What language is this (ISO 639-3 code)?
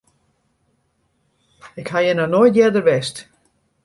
fry